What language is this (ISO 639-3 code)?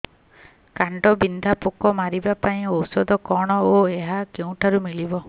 ori